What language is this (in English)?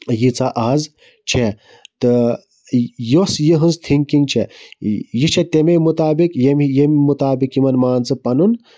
Kashmiri